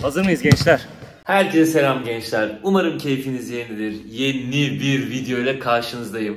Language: Turkish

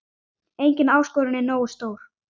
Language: Icelandic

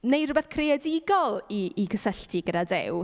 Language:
Welsh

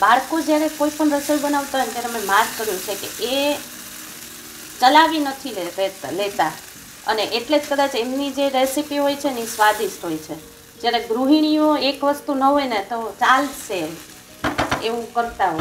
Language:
Romanian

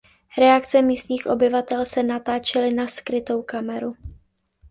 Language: Czech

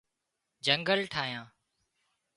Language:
Wadiyara Koli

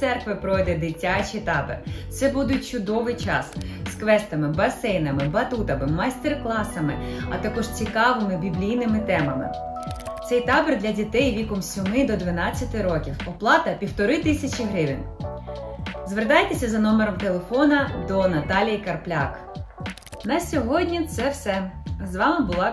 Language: Ukrainian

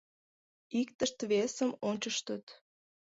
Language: Mari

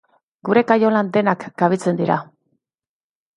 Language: Basque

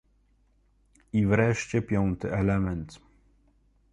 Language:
Polish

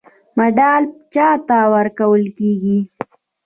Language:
Pashto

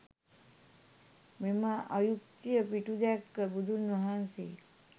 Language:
Sinhala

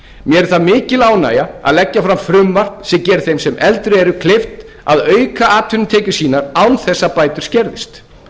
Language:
Icelandic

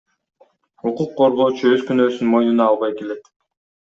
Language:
Kyrgyz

